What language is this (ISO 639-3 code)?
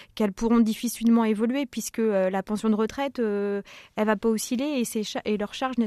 fra